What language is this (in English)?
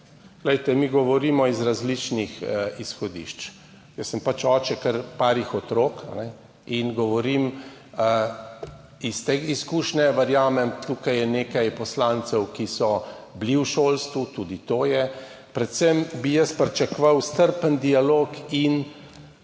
Slovenian